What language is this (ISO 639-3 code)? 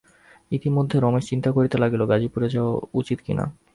ben